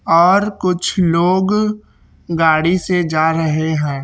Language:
Hindi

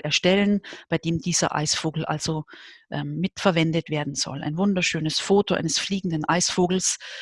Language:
German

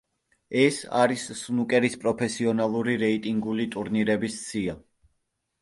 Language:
Georgian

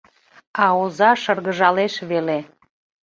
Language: Mari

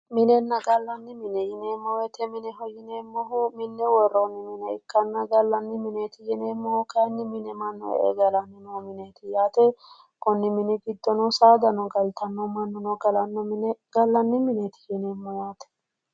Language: Sidamo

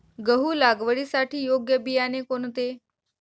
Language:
Marathi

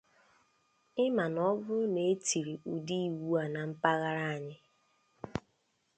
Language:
Igbo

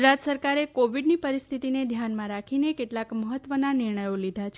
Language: Gujarati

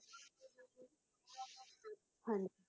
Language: Punjabi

